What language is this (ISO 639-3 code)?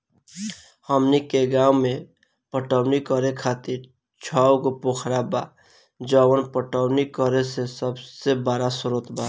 bho